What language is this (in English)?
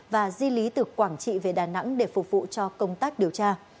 Vietnamese